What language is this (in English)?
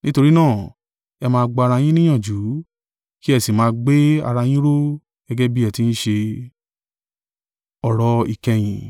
Yoruba